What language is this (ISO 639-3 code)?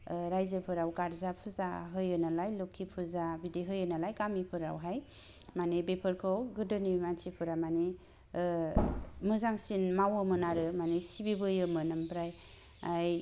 brx